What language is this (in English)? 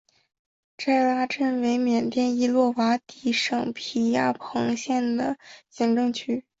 Chinese